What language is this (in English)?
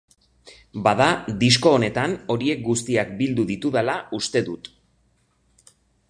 Basque